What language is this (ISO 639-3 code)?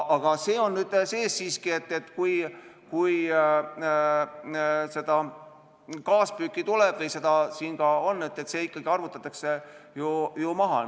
est